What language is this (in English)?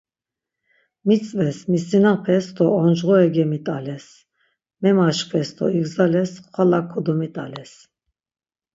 Laz